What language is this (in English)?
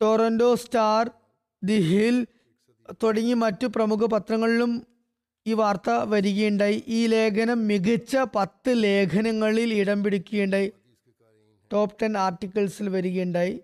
Malayalam